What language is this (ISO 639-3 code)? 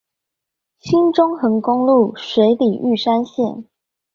zho